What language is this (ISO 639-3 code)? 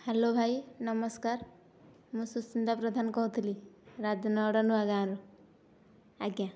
ori